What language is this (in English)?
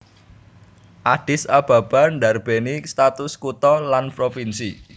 Javanese